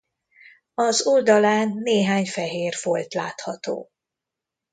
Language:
Hungarian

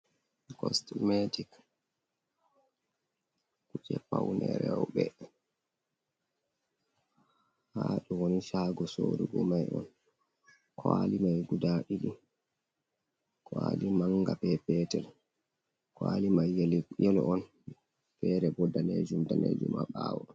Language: Fula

